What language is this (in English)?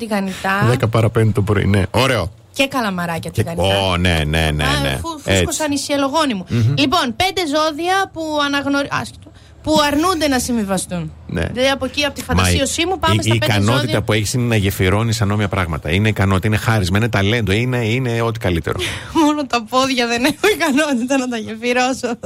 Greek